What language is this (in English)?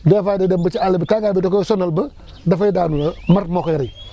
Wolof